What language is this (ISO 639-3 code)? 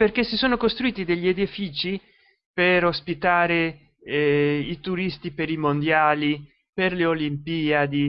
ita